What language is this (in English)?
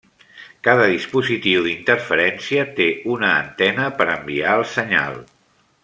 Catalan